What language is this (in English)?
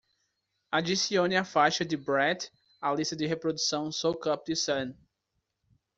Portuguese